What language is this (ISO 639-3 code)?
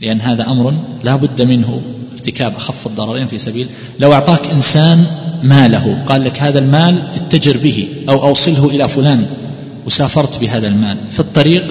ara